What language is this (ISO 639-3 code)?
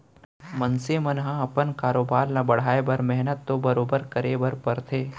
hne